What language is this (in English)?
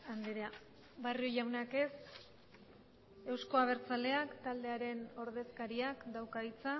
Basque